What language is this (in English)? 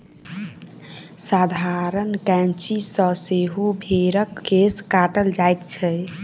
Maithili